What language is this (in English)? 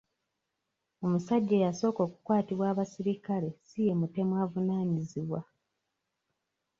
Ganda